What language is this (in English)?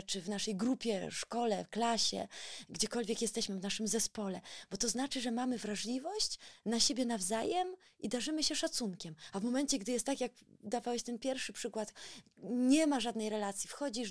Polish